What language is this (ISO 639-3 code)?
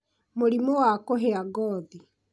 kik